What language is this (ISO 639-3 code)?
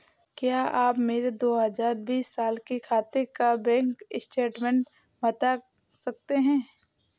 hin